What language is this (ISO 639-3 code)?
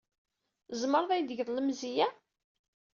kab